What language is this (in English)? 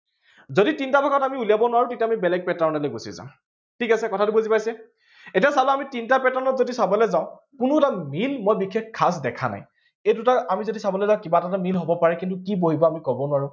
Assamese